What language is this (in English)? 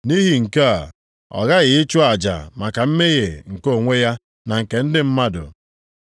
Igbo